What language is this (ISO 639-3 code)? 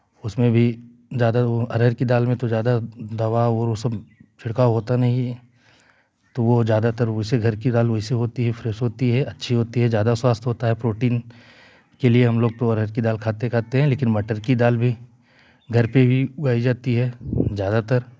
hin